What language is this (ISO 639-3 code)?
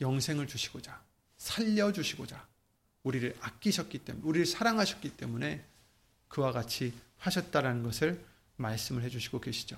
kor